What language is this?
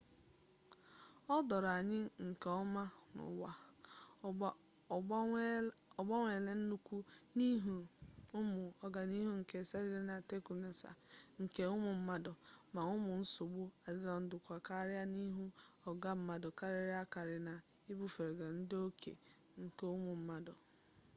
Igbo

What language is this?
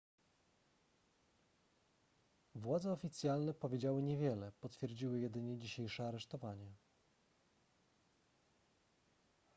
Polish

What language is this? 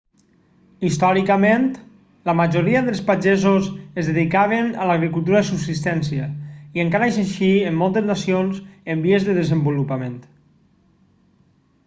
Catalan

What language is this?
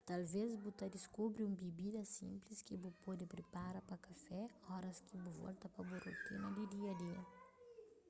Kabuverdianu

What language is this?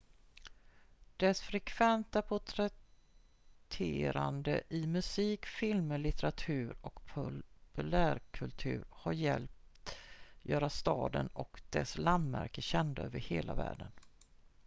Swedish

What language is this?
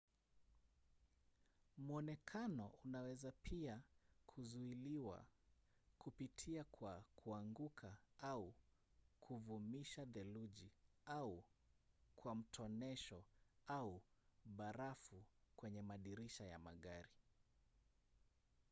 Swahili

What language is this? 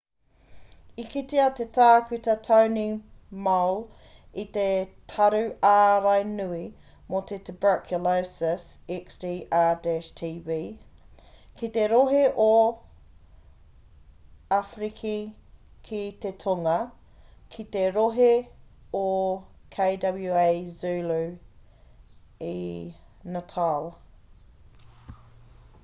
Māori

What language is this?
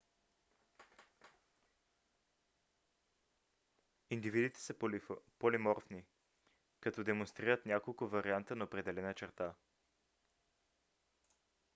Bulgarian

